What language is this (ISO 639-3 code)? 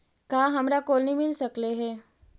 mag